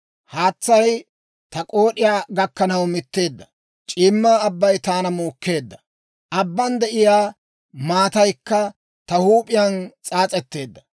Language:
Dawro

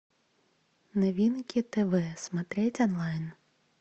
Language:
Russian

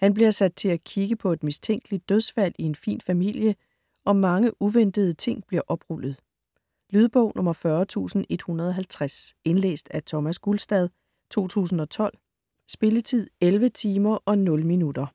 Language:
Danish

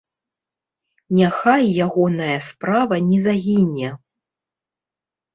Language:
Belarusian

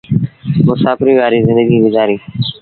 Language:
Sindhi Bhil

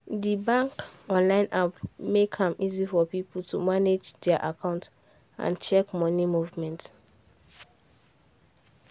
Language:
Nigerian Pidgin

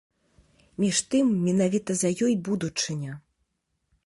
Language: Belarusian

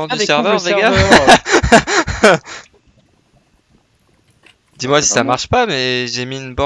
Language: French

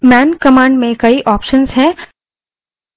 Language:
Hindi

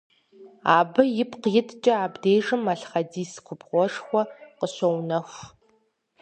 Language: Kabardian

